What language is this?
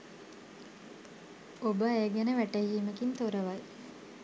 Sinhala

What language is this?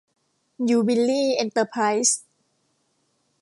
Thai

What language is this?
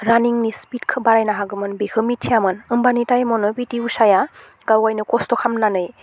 Bodo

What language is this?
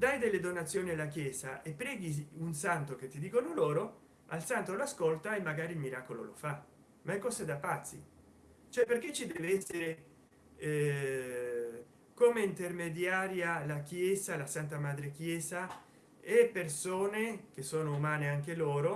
Italian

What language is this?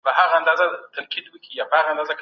Pashto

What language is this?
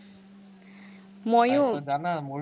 Assamese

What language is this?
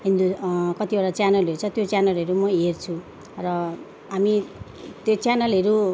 Nepali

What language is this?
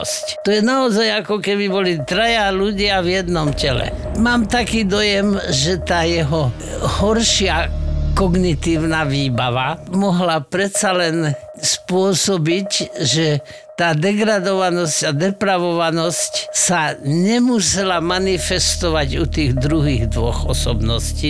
Slovak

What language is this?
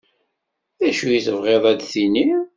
Kabyle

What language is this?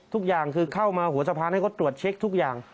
Thai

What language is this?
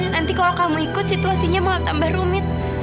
Indonesian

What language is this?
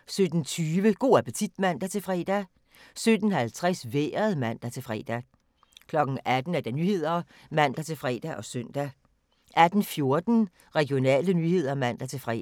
Danish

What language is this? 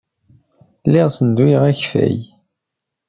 Kabyle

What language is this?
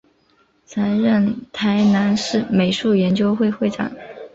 Chinese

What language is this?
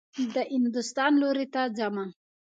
Pashto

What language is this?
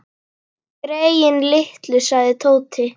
Icelandic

